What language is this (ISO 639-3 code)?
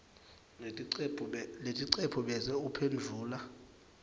ssw